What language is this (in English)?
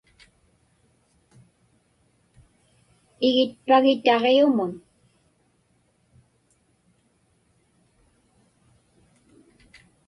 Inupiaq